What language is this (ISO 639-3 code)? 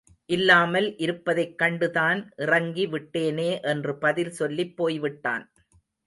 tam